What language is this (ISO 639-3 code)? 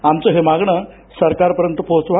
mar